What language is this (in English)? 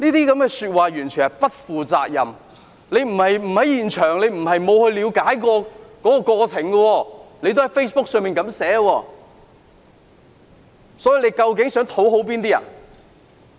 Cantonese